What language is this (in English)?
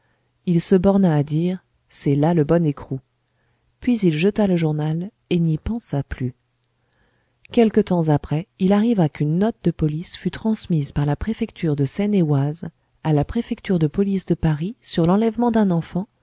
French